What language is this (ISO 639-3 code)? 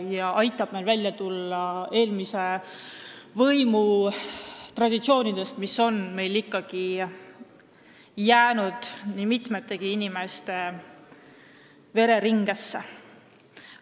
est